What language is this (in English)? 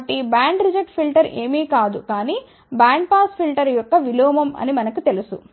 Telugu